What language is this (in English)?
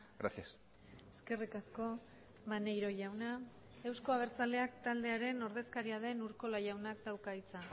Basque